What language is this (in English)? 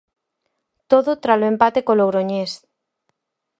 Galician